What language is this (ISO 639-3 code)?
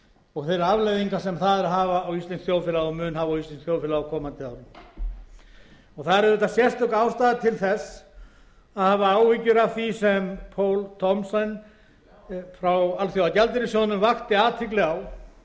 isl